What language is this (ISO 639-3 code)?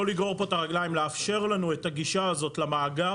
heb